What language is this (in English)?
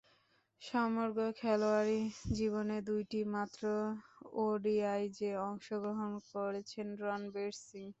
Bangla